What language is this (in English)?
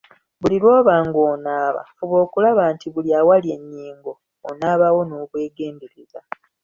Ganda